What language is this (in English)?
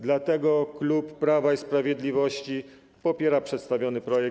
Polish